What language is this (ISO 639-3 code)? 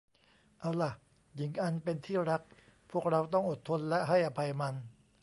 tha